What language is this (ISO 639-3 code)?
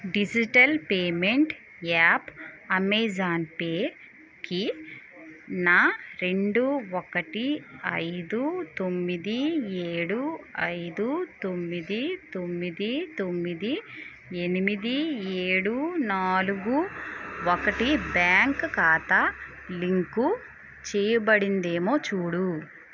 tel